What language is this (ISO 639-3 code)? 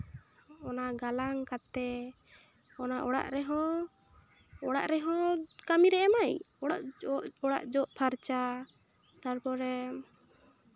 sat